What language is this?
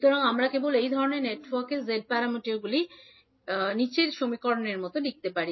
Bangla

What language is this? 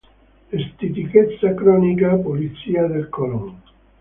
Italian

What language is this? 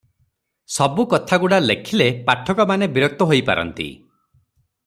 Odia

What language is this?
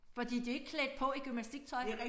Danish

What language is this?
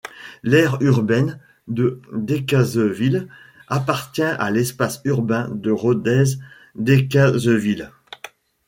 French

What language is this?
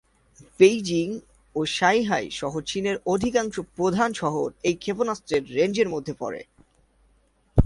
Bangla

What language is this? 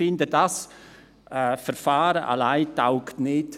Swiss German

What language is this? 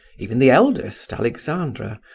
English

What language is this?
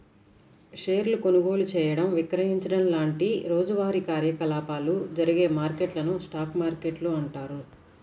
Telugu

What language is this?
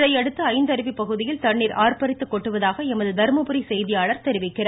Tamil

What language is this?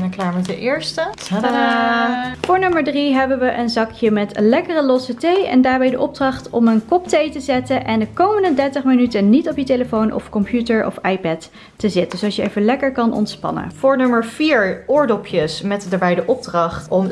Dutch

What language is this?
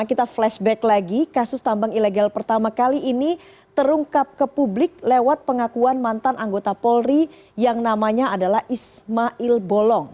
Indonesian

